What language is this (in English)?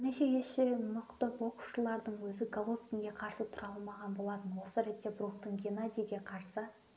Kazakh